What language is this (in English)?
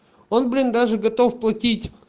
Russian